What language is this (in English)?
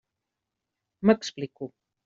Catalan